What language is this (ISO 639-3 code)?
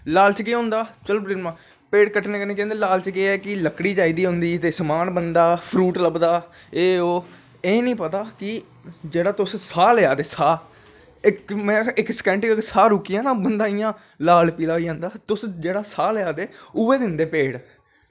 doi